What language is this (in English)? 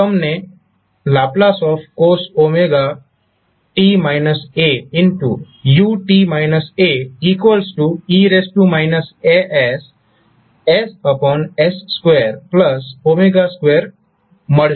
Gujarati